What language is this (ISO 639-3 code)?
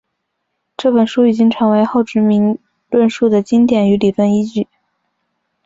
zho